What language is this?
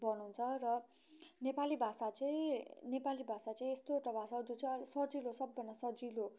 Nepali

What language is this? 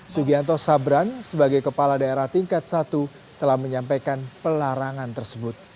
Indonesian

